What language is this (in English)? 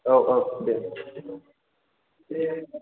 Bodo